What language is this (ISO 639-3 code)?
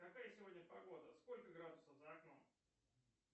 rus